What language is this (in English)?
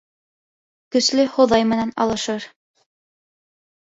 Bashkir